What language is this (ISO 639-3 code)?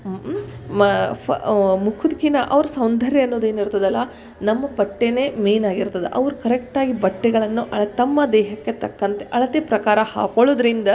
kan